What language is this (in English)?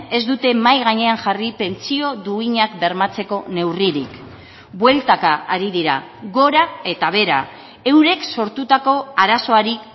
Basque